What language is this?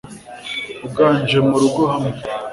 Kinyarwanda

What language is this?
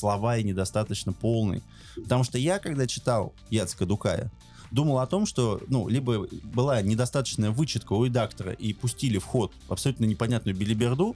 Russian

